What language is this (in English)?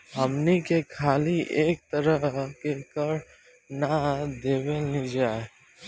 Bhojpuri